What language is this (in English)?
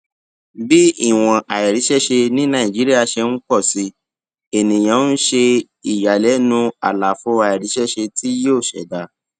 Yoruba